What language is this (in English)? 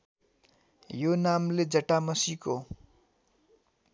Nepali